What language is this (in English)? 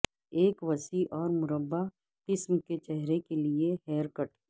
Urdu